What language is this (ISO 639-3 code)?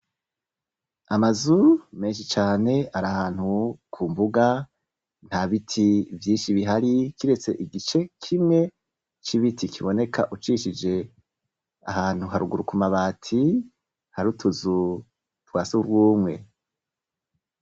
run